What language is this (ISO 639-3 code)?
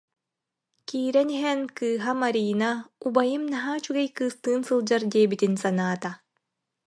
sah